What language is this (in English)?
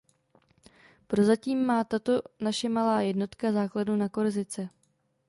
Czech